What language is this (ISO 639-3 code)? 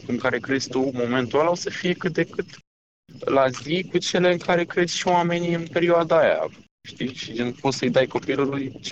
ron